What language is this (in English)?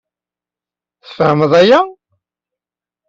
Kabyle